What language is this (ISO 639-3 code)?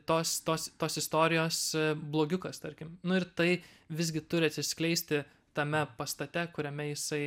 lit